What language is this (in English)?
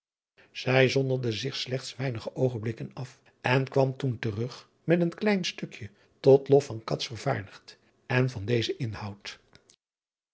Dutch